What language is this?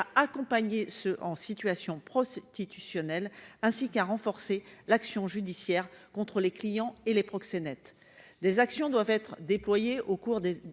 French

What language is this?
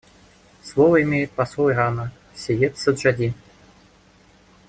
Russian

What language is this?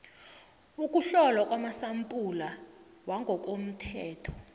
South Ndebele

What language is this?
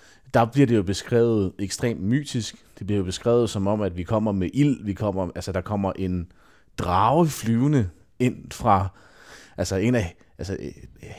Danish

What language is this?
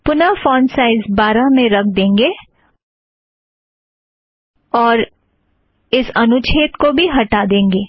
Hindi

